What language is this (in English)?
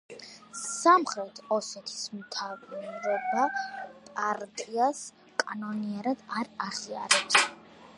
Georgian